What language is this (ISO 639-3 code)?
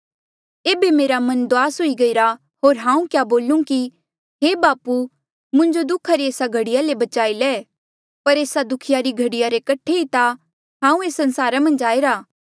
mjl